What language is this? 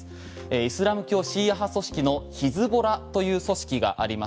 Japanese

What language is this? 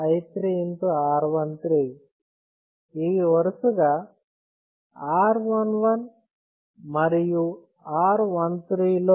Telugu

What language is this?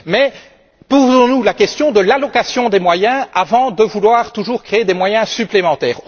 French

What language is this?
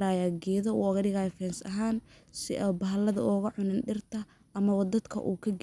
Somali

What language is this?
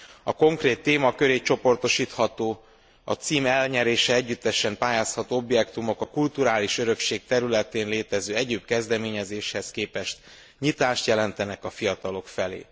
Hungarian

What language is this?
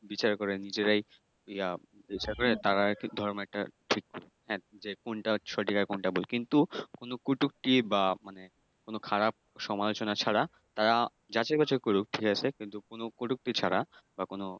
Bangla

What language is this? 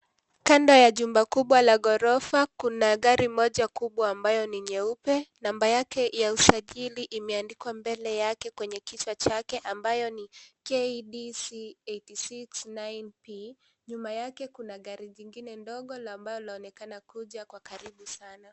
Swahili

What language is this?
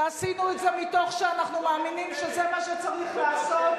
Hebrew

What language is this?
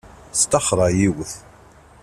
Kabyle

